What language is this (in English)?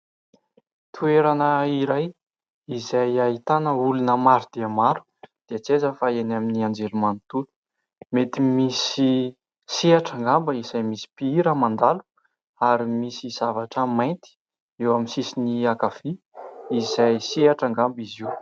Malagasy